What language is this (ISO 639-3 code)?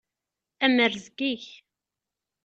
kab